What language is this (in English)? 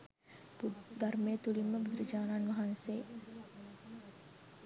Sinhala